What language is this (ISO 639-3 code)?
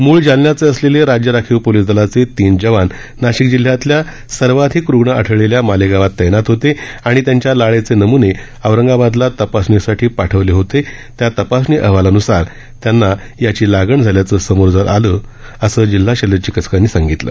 mar